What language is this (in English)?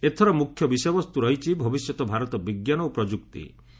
Odia